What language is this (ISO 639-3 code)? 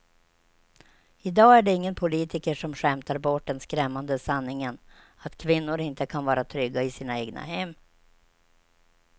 swe